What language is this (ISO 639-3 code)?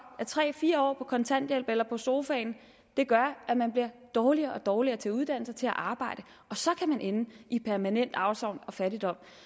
dan